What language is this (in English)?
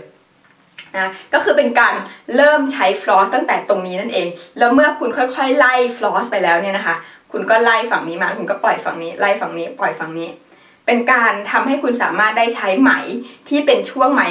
Thai